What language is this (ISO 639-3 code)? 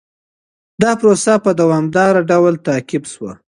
pus